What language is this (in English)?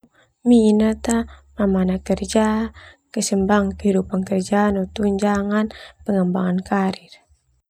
Termanu